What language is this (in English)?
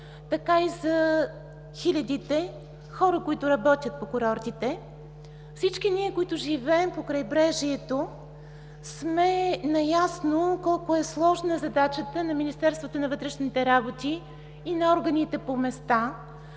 Bulgarian